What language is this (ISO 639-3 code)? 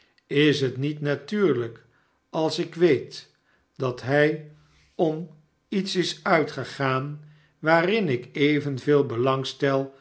nld